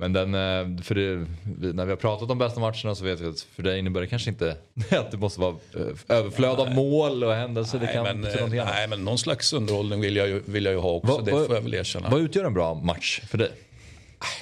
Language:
Swedish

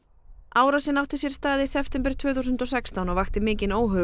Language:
Icelandic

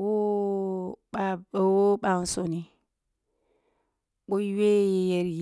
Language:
Kulung (Nigeria)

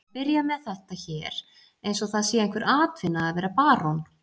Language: Icelandic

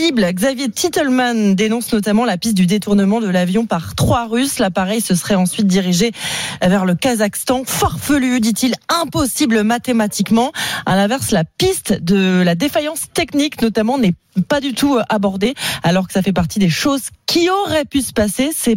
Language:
French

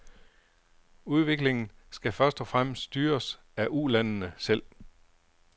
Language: Danish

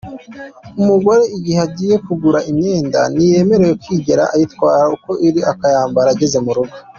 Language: Kinyarwanda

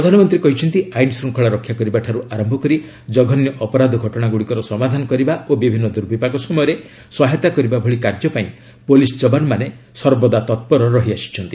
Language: Odia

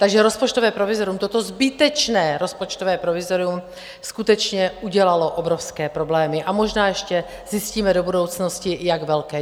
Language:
Czech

